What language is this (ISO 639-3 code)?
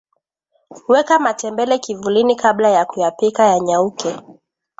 swa